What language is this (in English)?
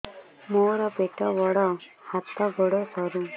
Odia